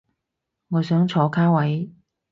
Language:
Cantonese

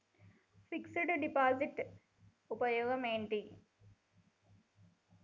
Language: Telugu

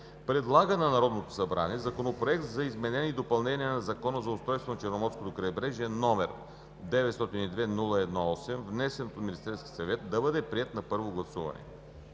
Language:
Bulgarian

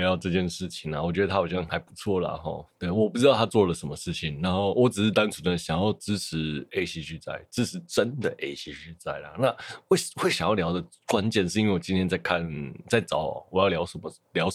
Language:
Chinese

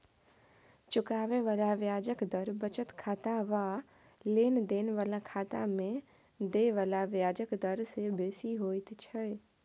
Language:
Maithili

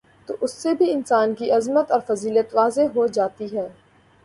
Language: Urdu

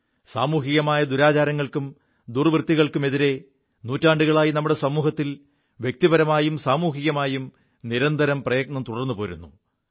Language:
Malayalam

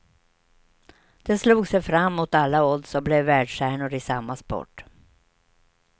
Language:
Swedish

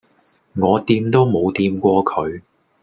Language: Cantonese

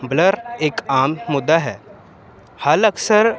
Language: Punjabi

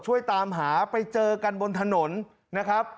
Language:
Thai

